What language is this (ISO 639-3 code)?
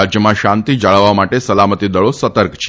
guj